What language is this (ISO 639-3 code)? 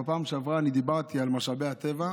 heb